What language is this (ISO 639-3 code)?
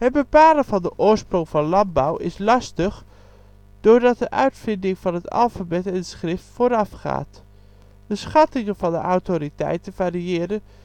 nld